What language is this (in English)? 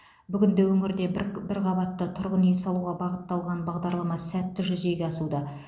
Kazakh